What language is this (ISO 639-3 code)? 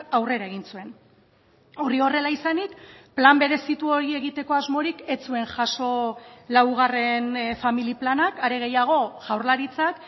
eus